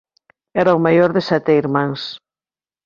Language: Galician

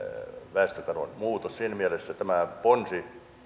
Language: Finnish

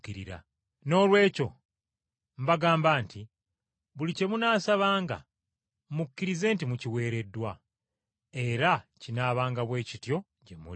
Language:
Ganda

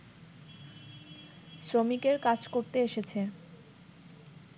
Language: Bangla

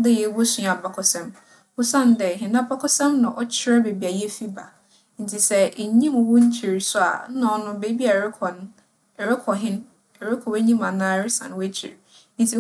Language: Akan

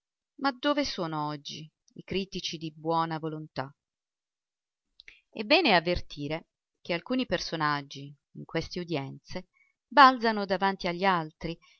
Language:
Italian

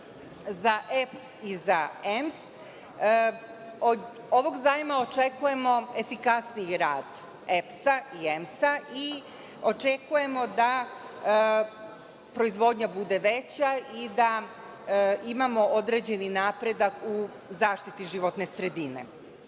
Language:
Serbian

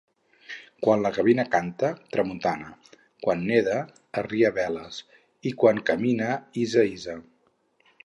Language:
Catalan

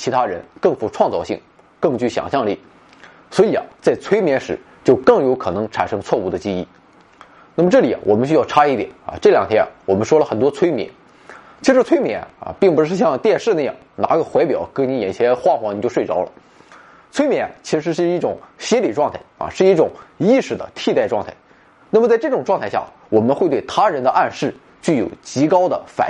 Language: Chinese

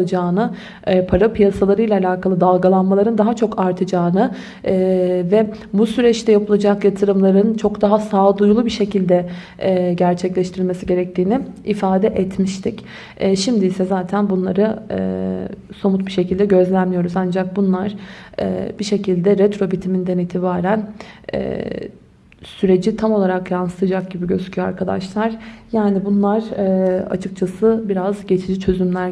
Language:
Turkish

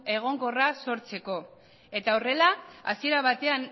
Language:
Basque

